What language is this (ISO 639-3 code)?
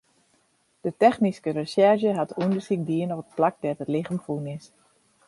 fry